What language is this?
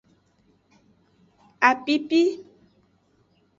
Aja (Benin)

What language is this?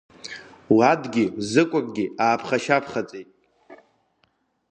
Abkhazian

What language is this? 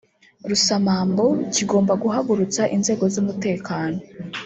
Kinyarwanda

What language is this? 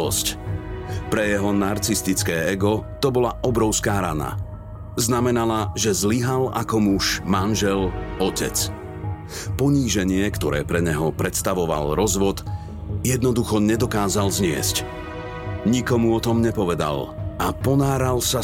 Slovak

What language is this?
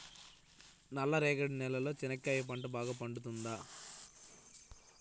Telugu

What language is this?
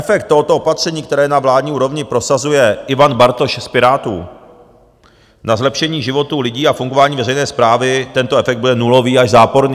Czech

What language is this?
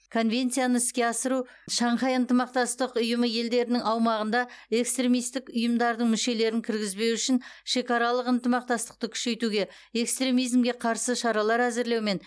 Kazakh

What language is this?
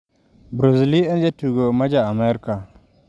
Luo (Kenya and Tanzania)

